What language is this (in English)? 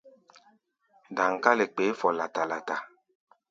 Gbaya